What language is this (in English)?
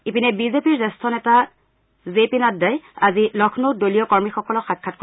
Assamese